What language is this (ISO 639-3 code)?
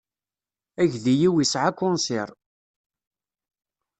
kab